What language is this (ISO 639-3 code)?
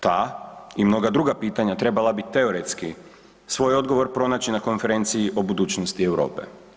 hrv